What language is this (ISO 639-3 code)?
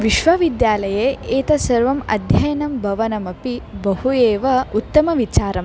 san